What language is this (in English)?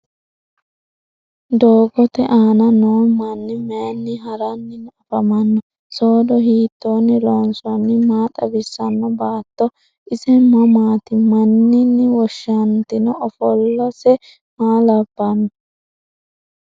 Sidamo